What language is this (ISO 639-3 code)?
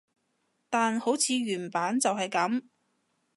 yue